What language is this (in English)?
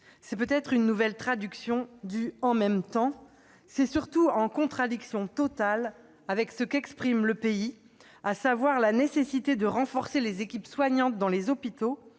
French